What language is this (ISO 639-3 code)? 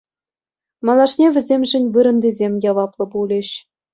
chv